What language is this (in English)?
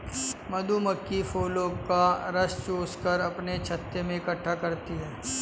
Hindi